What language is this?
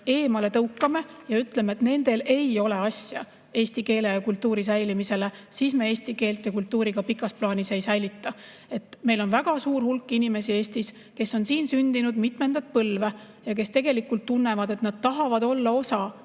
Estonian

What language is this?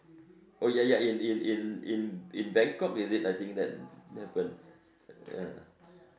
English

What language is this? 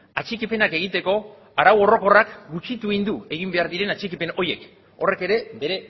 Basque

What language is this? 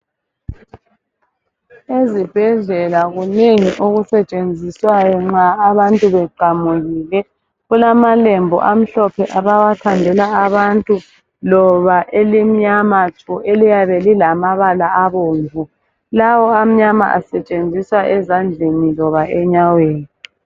North Ndebele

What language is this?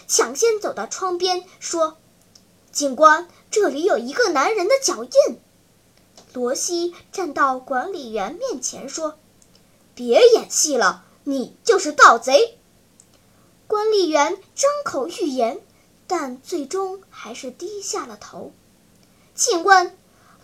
Chinese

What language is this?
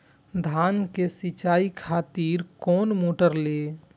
Maithili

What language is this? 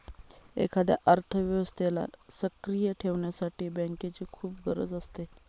Marathi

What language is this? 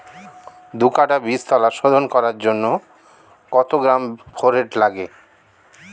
Bangla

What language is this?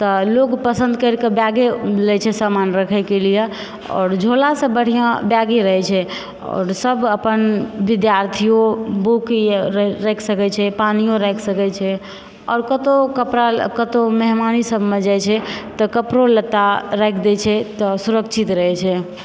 Maithili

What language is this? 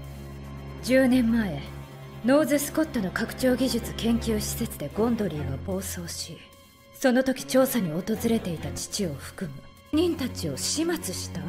Japanese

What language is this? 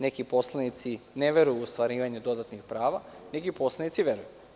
Serbian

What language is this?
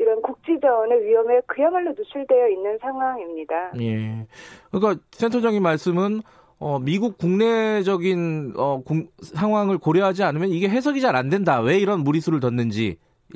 Korean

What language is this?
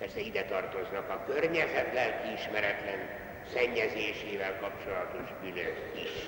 Hungarian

